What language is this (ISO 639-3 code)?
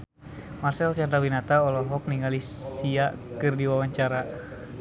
sun